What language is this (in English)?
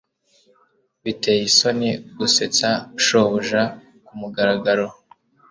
Kinyarwanda